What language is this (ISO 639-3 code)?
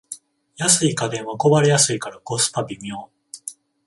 jpn